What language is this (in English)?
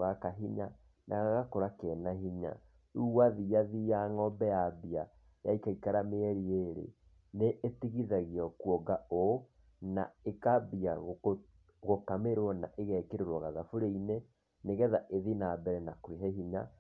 Kikuyu